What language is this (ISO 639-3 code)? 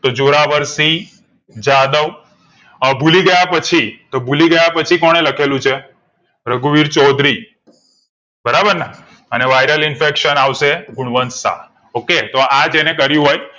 guj